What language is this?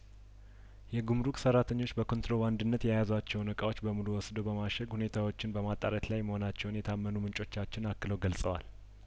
Amharic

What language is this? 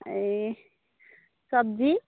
Nepali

